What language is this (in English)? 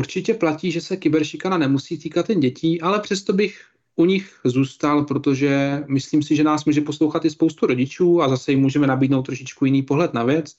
Czech